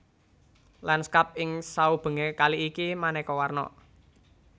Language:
Javanese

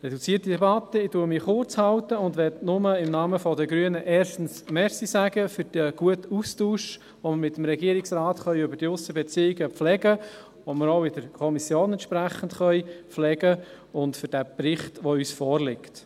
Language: Swiss German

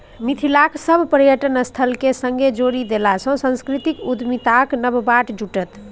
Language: Maithili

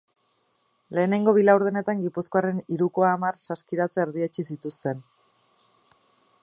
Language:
Basque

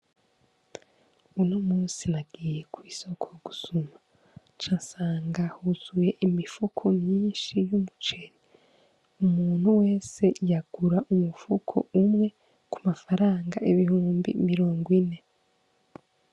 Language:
Rundi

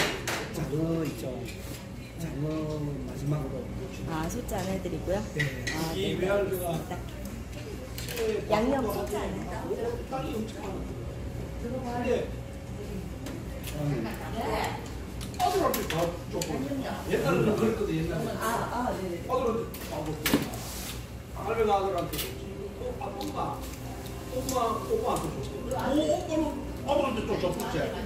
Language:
Korean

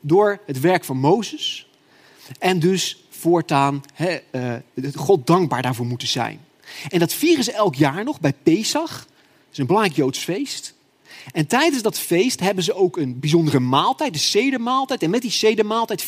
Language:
Dutch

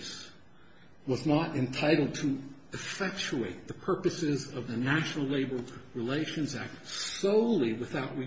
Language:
English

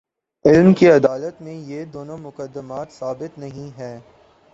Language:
Urdu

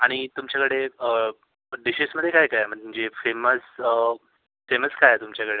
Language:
Marathi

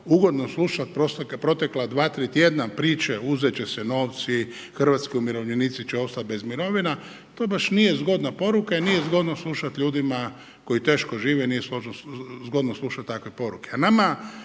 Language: Croatian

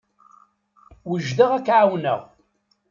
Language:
Kabyle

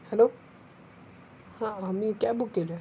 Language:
Marathi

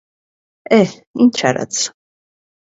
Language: Armenian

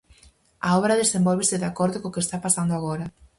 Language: Galician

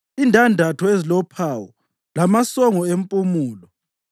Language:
North Ndebele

